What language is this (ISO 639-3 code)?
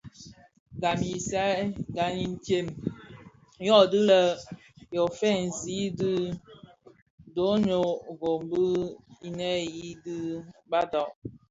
ksf